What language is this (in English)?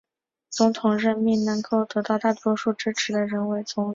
Chinese